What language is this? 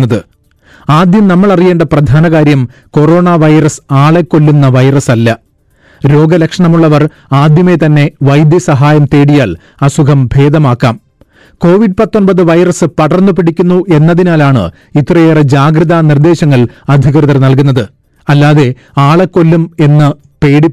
Malayalam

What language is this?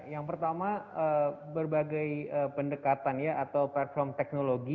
Indonesian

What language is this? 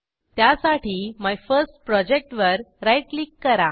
Marathi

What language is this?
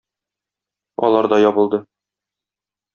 Tatar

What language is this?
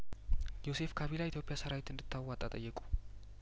Amharic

